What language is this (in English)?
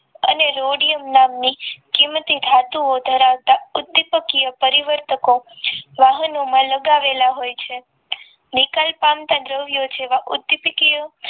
Gujarati